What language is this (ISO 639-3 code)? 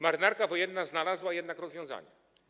pol